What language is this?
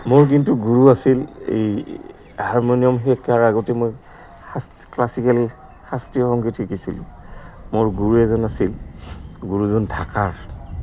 Assamese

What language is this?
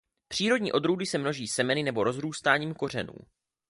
Czech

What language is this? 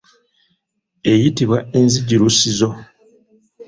Ganda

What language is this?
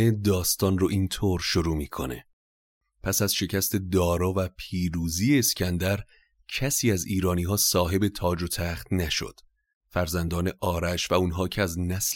Persian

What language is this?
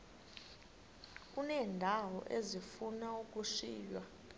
Xhosa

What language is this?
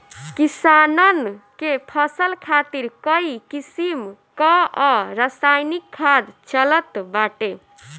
Bhojpuri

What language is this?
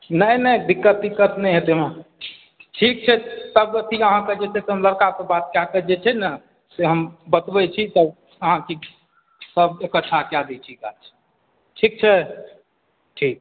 Maithili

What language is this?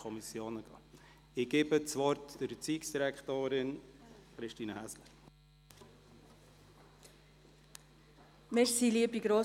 Swiss German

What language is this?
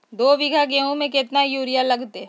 Magahi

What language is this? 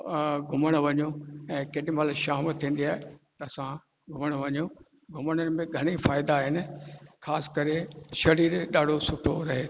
Sindhi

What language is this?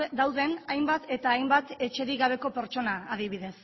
Basque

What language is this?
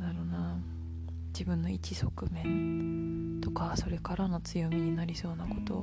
Japanese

